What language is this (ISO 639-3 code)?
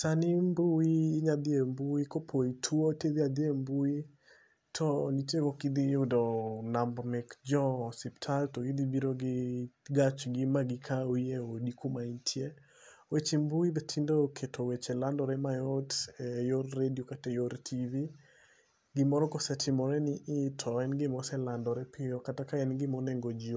luo